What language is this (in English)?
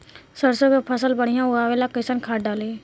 Bhojpuri